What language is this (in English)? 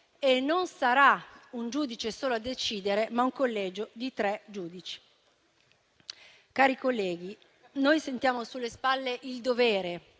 Italian